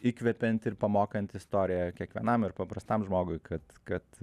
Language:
Lithuanian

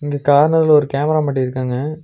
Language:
Tamil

